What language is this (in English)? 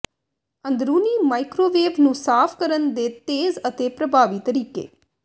Punjabi